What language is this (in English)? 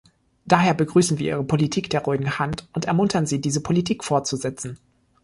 German